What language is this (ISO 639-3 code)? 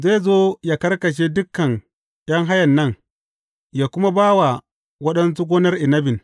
hau